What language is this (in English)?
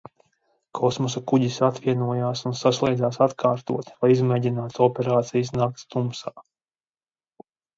Latvian